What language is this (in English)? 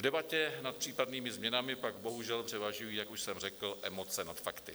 Czech